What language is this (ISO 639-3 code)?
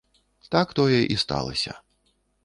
bel